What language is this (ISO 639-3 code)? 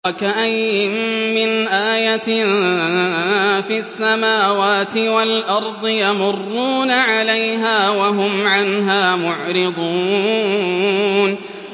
ara